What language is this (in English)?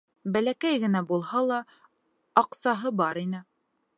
Bashkir